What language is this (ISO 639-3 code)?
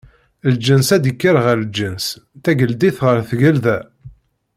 kab